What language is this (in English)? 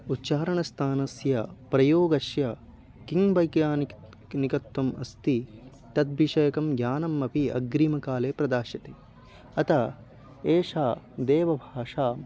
Sanskrit